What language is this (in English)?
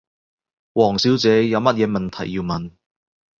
Cantonese